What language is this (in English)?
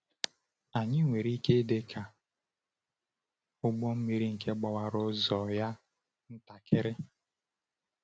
Igbo